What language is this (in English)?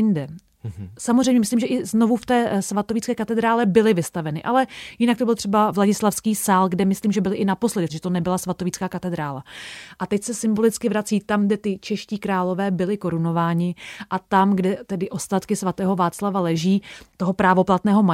Czech